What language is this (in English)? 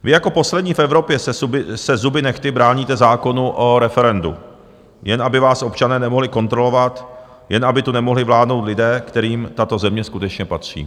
Czech